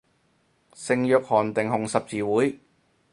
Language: Cantonese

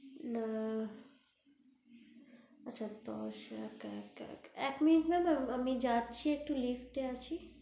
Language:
Bangla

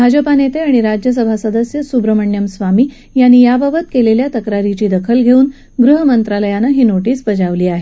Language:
Marathi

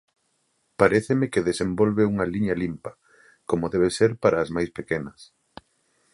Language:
Galician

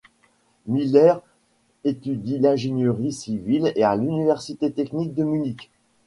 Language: French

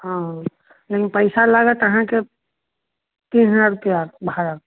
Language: Maithili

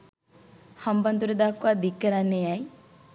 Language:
Sinhala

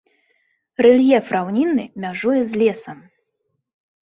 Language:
Belarusian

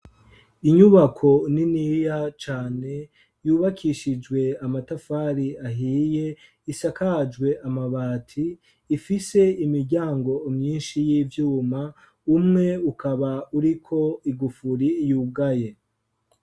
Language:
Rundi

